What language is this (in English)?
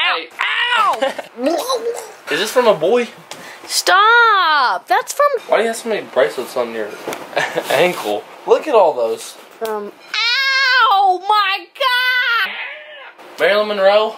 English